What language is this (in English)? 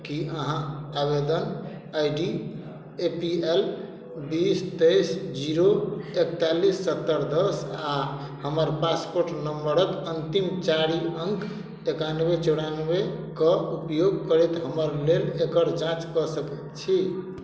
Maithili